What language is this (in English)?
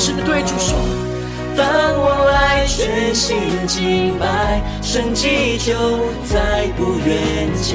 Chinese